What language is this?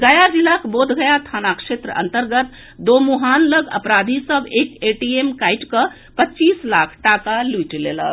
Maithili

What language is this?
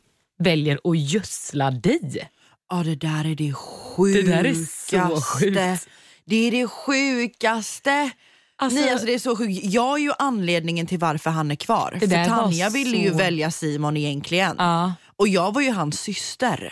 Swedish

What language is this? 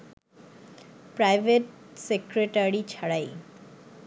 Bangla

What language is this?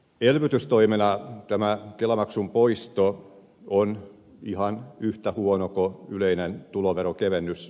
Finnish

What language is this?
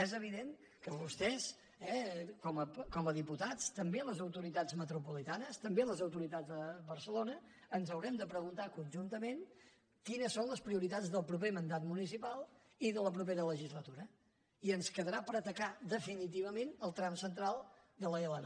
Catalan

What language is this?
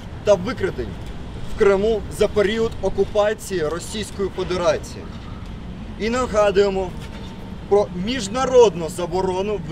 Ukrainian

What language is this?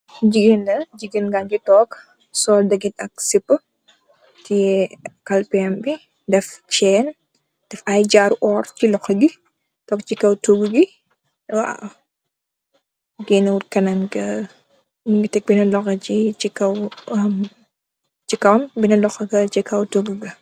Wolof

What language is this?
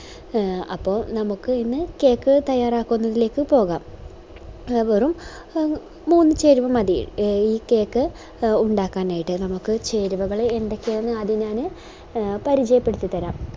Malayalam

